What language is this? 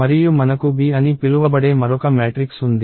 Telugu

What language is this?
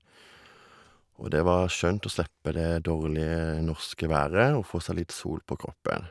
Norwegian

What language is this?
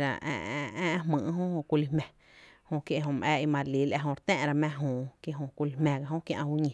Tepinapa Chinantec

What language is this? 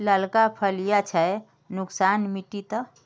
Magahi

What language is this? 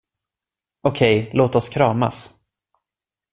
Swedish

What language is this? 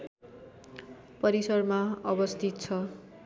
Nepali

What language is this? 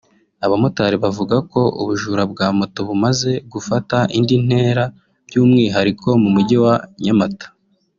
Kinyarwanda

